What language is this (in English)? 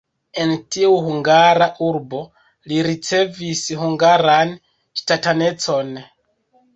Esperanto